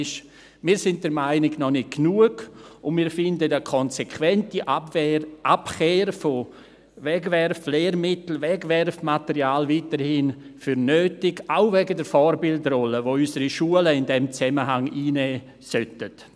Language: Swiss German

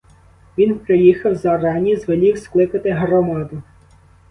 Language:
Ukrainian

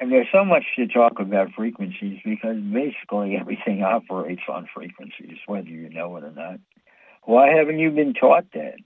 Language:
English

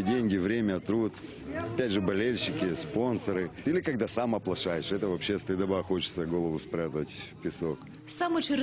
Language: Ukrainian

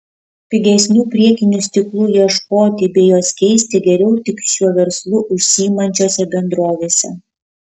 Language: Lithuanian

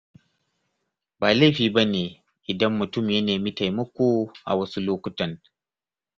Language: Hausa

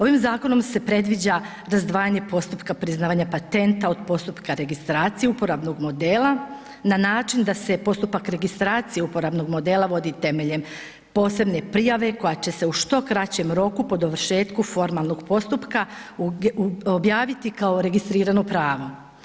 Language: Croatian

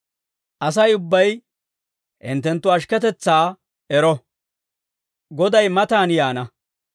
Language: Dawro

